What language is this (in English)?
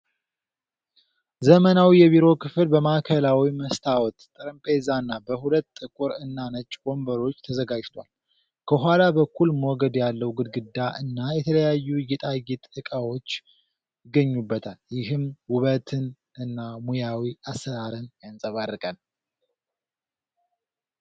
Amharic